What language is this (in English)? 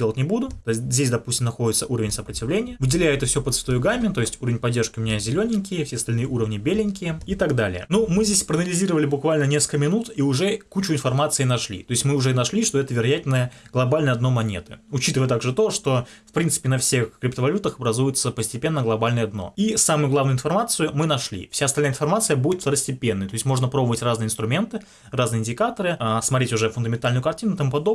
Russian